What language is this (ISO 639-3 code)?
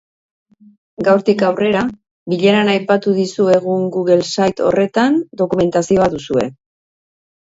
eus